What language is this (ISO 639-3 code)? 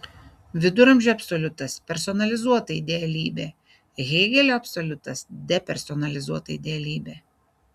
lit